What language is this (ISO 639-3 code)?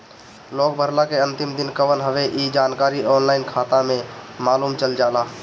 bho